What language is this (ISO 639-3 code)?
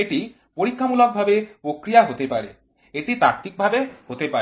ben